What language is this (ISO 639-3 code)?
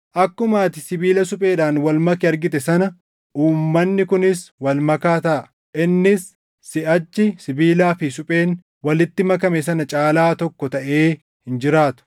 orm